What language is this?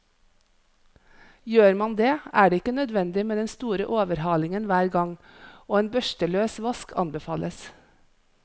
Norwegian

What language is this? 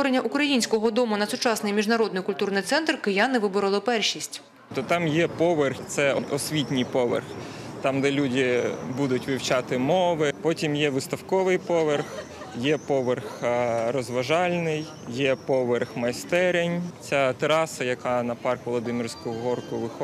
Ukrainian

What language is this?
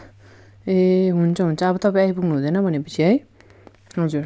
Nepali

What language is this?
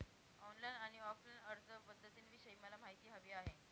Marathi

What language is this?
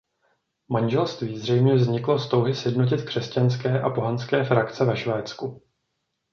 Czech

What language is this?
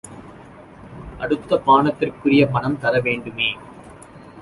Tamil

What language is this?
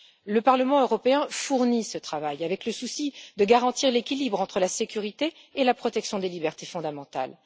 French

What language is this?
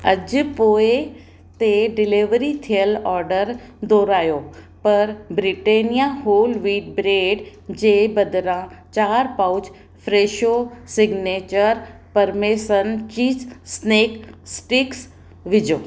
Sindhi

